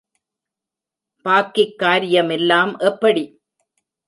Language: Tamil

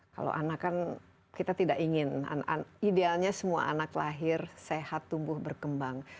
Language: Indonesian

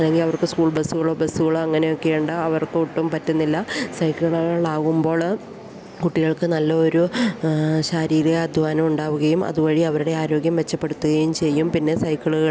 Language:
Malayalam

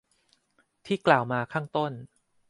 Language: Thai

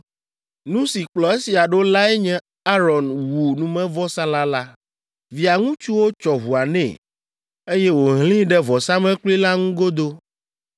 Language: Ewe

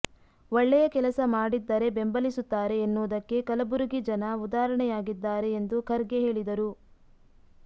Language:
Kannada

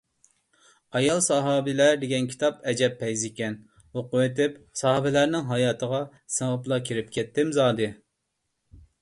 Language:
Uyghur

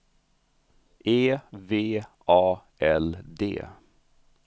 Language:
Swedish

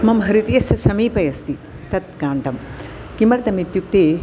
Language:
Sanskrit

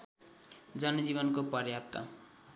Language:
Nepali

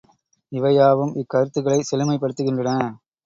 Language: Tamil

